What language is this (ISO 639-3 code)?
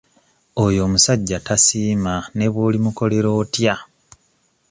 lug